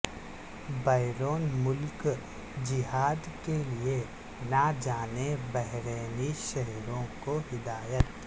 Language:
Urdu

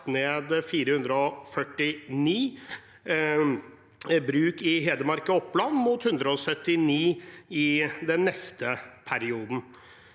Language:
Norwegian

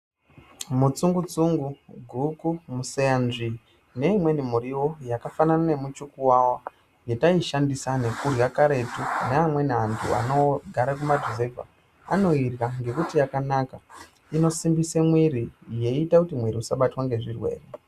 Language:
Ndau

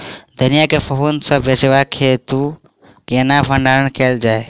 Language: Maithili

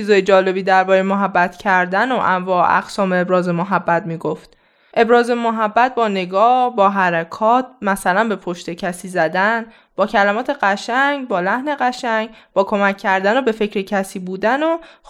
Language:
Persian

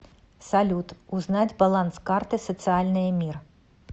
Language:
Russian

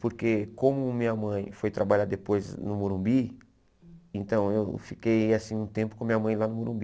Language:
Portuguese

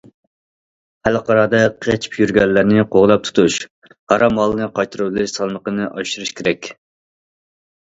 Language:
Uyghur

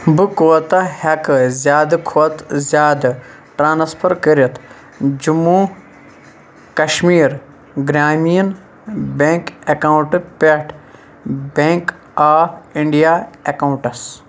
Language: Kashmiri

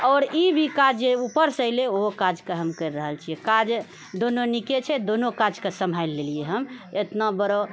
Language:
Maithili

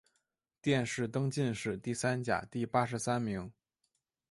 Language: Chinese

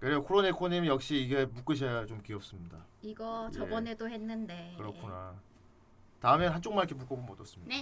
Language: Korean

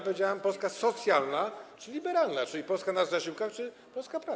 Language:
Polish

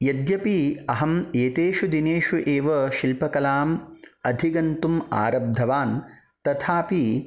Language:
Sanskrit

